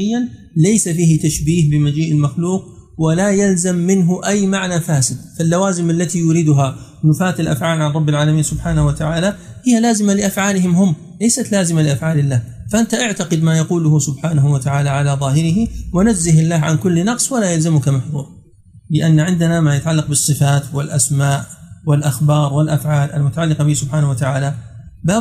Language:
Arabic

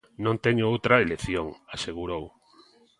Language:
Galician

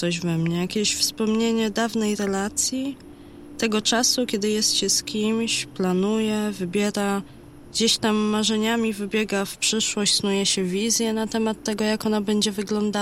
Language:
Polish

